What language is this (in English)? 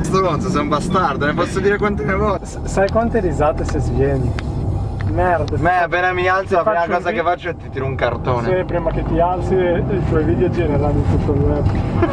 Italian